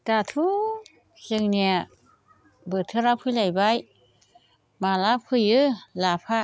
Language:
Bodo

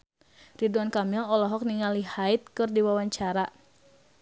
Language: Sundanese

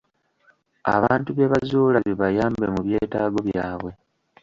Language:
Ganda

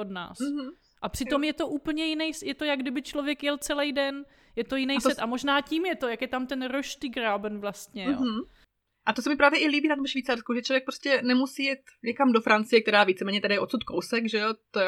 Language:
Czech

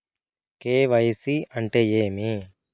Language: Telugu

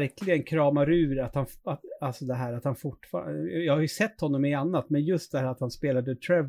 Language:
Swedish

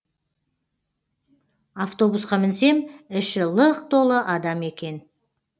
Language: Kazakh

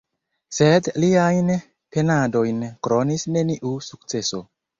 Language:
Esperanto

